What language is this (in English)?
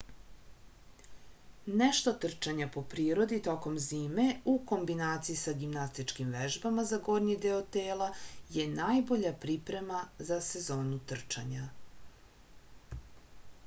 Serbian